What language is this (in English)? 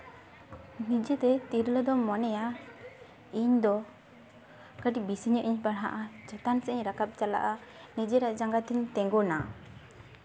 Santali